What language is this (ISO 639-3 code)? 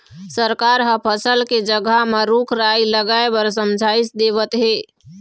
hne